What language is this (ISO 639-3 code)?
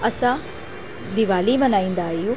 snd